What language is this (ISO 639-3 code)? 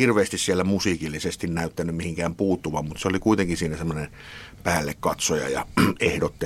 fin